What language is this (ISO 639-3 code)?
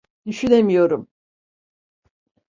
tur